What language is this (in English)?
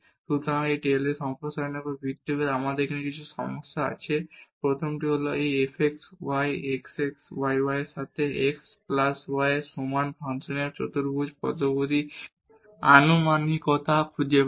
Bangla